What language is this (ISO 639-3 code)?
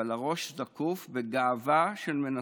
heb